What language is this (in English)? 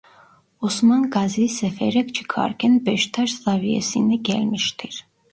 Turkish